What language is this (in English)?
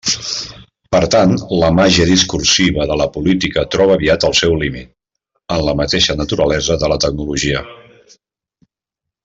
Catalan